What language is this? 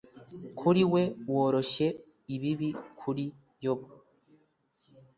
Kinyarwanda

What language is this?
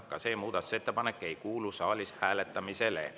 Estonian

